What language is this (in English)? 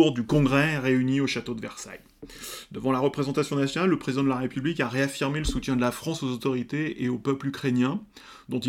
French